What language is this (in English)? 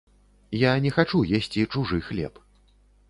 Belarusian